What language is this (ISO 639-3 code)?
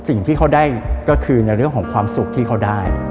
tha